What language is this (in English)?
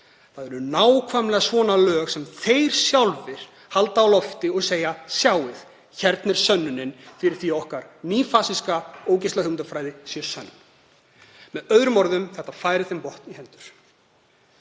Icelandic